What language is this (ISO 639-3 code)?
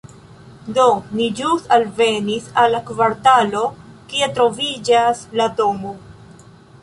epo